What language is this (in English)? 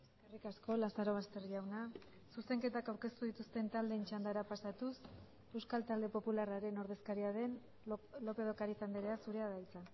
Basque